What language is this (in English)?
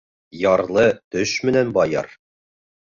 Bashkir